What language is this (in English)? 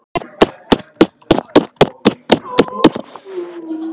Icelandic